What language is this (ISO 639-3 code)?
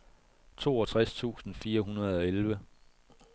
dan